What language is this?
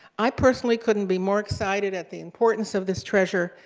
English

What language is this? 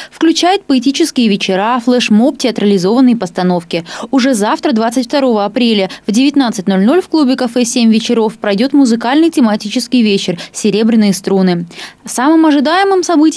Russian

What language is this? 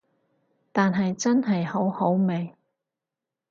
Cantonese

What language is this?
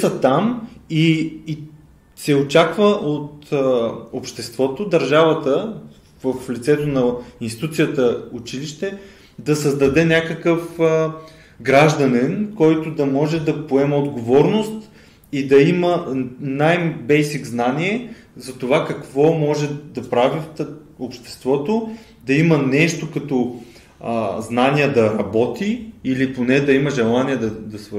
Bulgarian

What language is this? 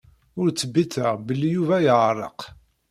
Kabyle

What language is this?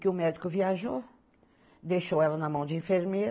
Portuguese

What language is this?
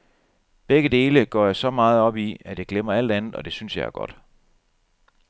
Danish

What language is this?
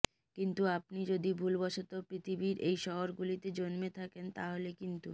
Bangla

